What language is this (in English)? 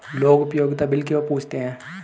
Hindi